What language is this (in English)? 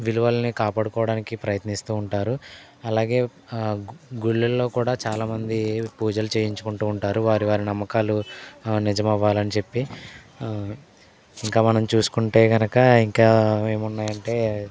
Telugu